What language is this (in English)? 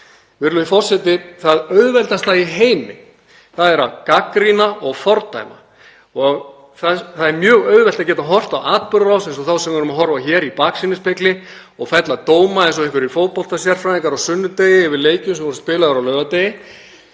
Icelandic